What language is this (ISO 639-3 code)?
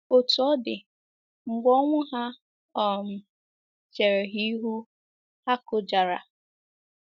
ibo